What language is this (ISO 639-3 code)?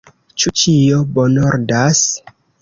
epo